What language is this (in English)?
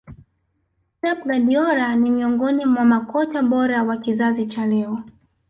Swahili